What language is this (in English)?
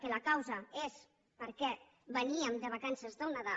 Catalan